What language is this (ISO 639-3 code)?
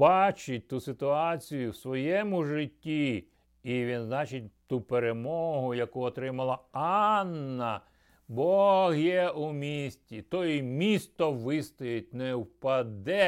ukr